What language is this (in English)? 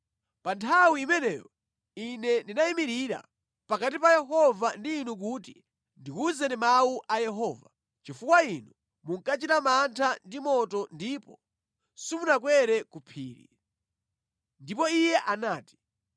Nyanja